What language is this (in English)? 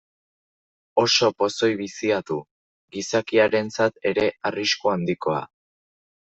Basque